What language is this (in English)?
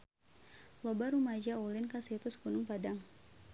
Sundanese